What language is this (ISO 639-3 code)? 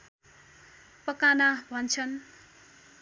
nep